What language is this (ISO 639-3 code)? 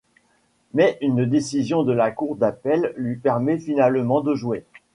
fra